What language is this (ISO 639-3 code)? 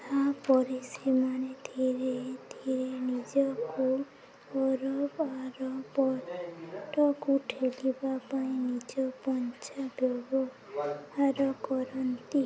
ori